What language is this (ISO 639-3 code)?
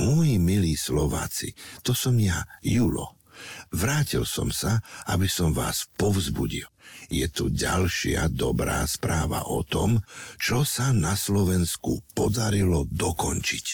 slk